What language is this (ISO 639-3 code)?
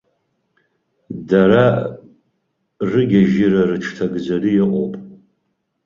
abk